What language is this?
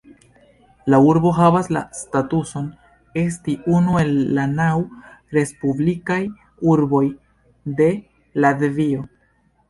Esperanto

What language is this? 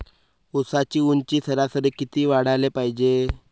Marathi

